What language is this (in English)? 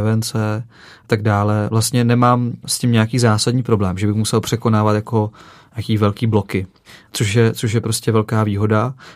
Czech